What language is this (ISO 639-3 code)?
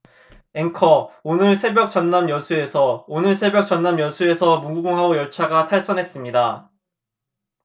kor